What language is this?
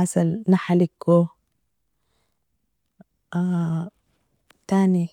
Nobiin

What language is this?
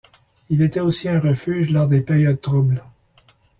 French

